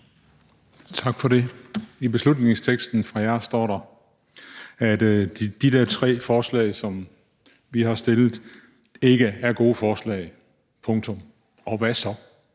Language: Danish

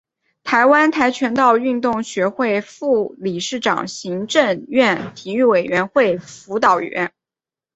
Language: Chinese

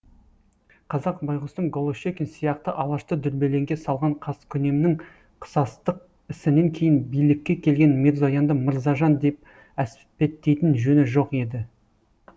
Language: Kazakh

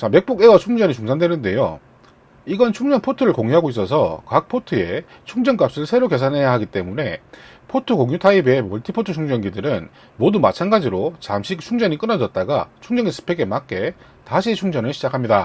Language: Korean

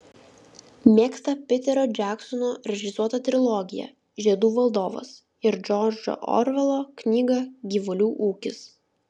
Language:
Lithuanian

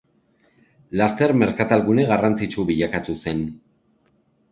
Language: Basque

